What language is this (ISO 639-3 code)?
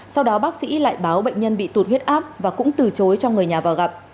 vie